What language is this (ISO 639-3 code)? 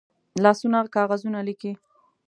pus